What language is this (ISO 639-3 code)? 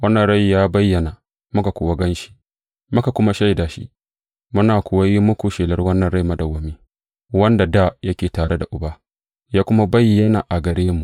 hau